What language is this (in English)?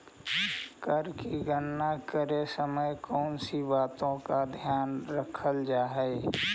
Magahi